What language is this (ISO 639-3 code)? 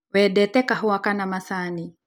kik